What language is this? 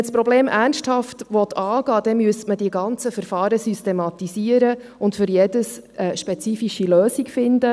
Swiss German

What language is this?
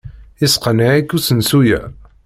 Kabyle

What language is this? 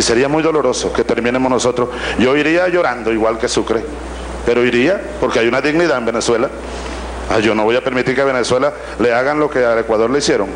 Spanish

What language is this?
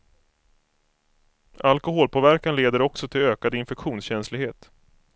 Swedish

